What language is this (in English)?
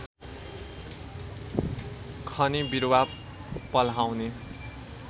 Nepali